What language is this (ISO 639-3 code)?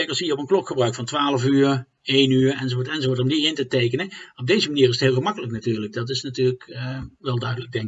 nld